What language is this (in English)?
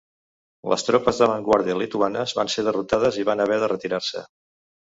Catalan